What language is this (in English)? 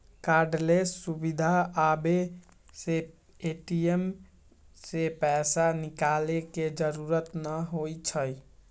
Magahi